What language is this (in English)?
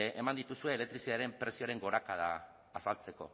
Basque